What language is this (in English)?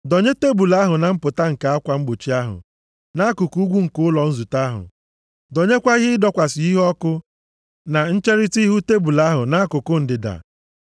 Igbo